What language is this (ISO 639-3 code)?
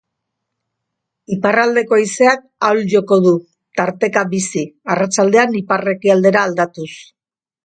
eus